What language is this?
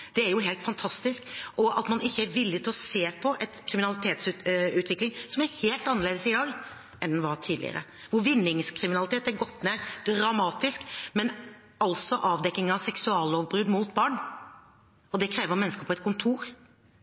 Norwegian Bokmål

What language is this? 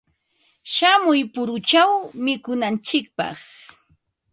Ambo-Pasco Quechua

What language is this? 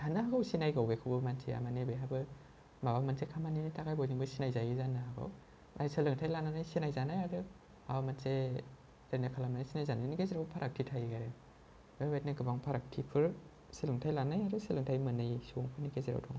Bodo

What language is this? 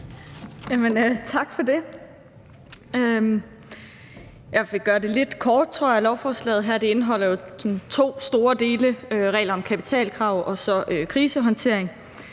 Danish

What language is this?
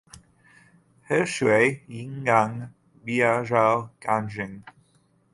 Chinese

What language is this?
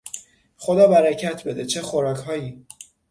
Persian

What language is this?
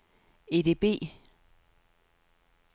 Danish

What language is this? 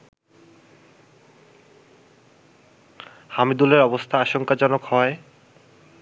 Bangla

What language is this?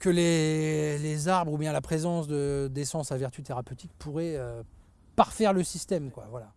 French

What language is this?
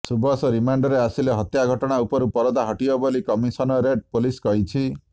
Odia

